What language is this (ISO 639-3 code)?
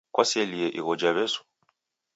dav